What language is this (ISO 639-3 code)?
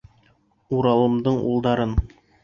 bak